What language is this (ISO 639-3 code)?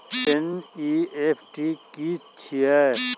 mai